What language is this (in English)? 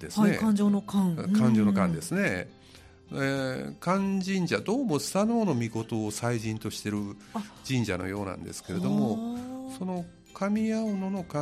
Japanese